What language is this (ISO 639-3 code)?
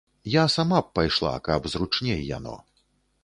bel